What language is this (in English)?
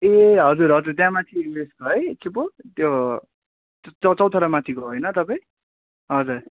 Nepali